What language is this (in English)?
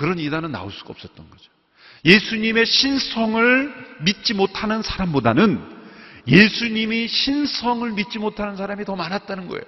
Korean